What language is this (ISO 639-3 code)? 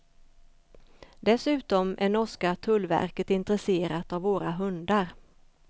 swe